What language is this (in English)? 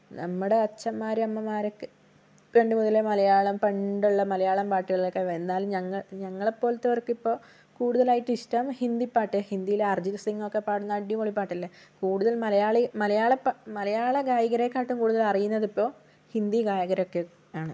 Malayalam